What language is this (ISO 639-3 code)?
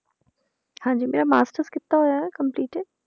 pan